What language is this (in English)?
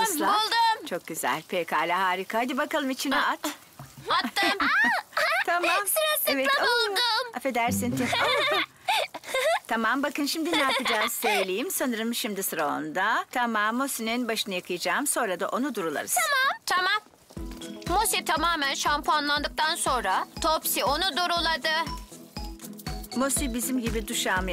Turkish